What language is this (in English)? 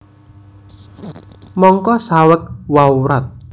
Javanese